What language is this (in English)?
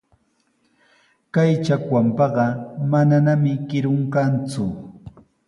Sihuas Ancash Quechua